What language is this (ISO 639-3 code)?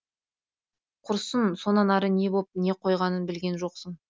kaz